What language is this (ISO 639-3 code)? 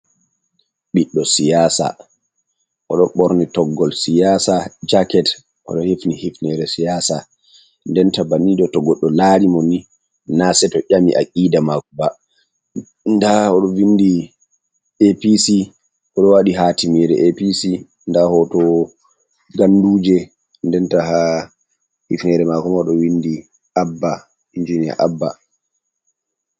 ful